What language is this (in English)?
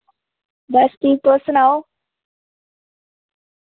Dogri